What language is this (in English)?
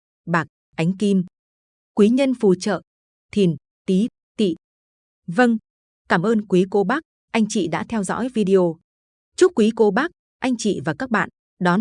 Vietnamese